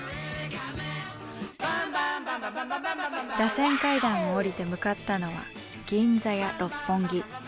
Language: Japanese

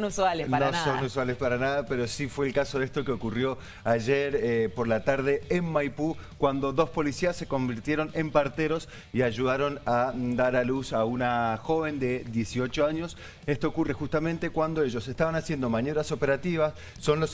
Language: Spanish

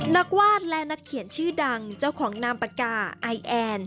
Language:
Thai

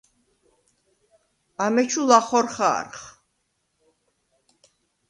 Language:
Svan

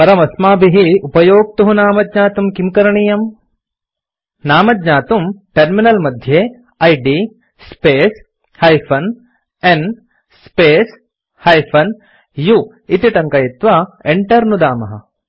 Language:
Sanskrit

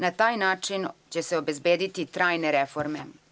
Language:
Serbian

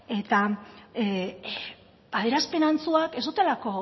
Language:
Basque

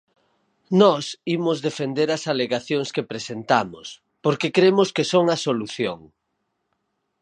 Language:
Galician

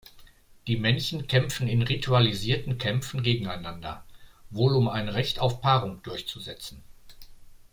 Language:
German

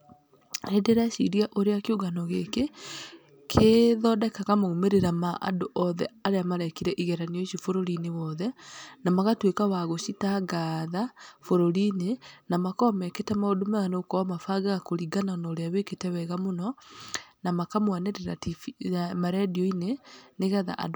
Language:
Kikuyu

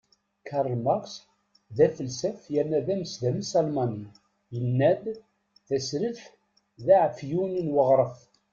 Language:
Kabyle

